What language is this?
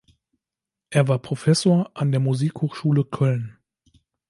German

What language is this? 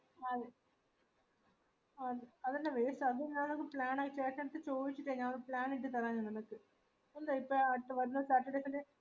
Malayalam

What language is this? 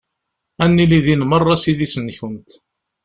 Kabyle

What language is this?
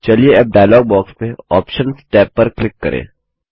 Hindi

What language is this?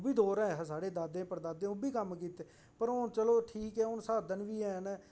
Dogri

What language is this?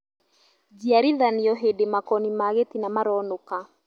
Kikuyu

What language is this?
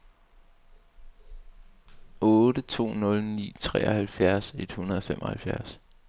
Danish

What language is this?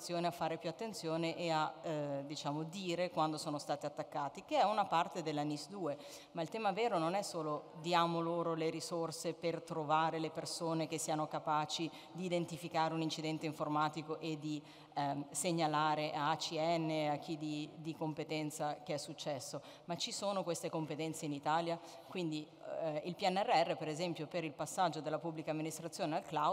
Italian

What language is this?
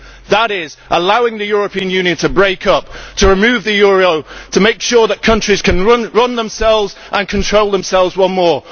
English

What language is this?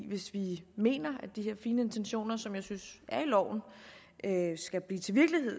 Danish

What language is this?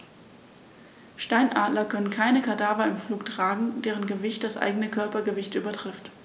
German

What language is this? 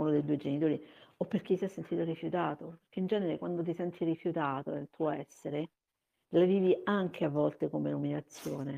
Italian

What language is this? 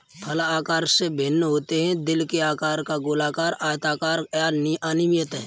Hindi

